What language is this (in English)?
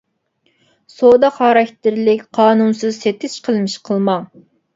Uyghur